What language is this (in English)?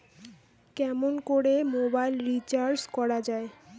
Bangla